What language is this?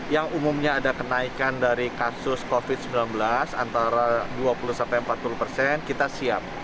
Indonesian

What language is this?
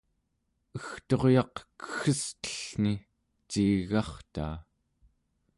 Central Yupik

